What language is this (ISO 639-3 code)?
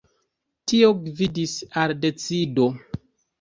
epo